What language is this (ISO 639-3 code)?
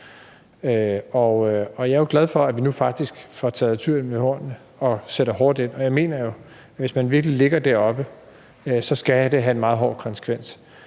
dan